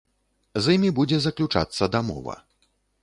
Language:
Belarusian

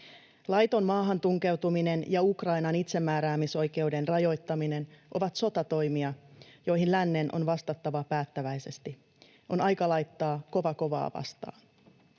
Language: Finnish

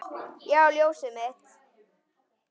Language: Icelandic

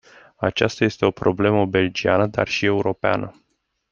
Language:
Romanian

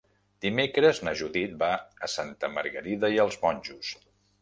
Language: Catalan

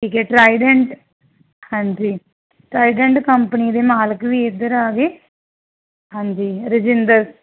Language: Punjabi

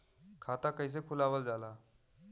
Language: Bhojpuri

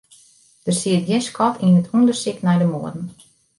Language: Western Frisian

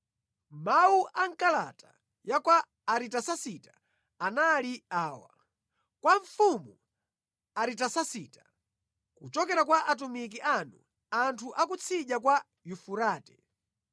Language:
Nyanja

